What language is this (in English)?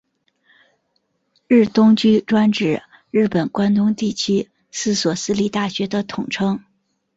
Chinese